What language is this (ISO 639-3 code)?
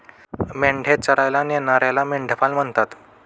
mar